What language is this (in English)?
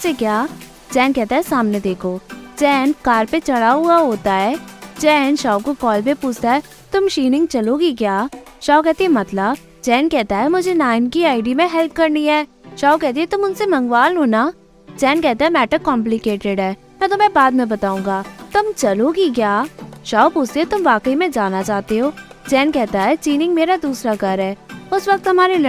Hindi